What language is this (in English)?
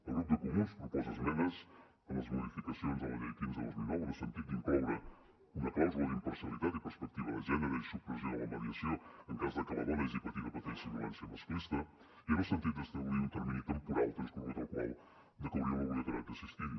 Catalan